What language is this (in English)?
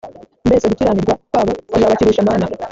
Kinyarwanda